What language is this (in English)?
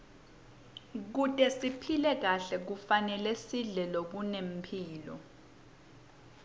Swati